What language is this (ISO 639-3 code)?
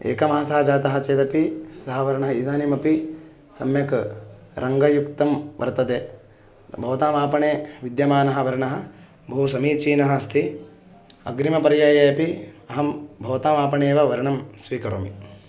san